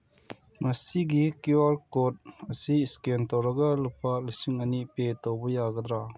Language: Manipuri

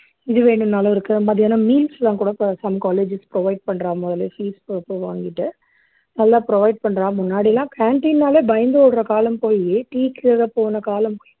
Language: Tamil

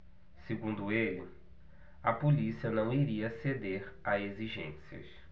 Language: Portuguese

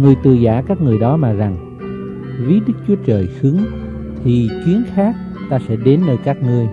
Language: Vietnamese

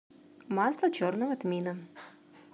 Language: Russian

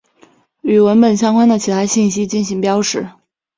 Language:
Chinese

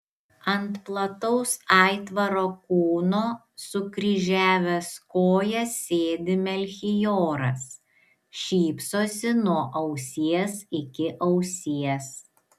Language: Lithuanian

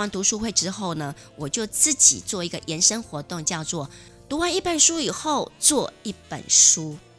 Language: Chinese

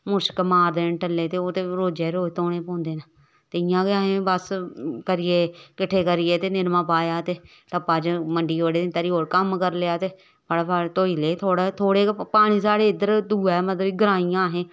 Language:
Dogri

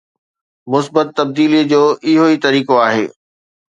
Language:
Sindhi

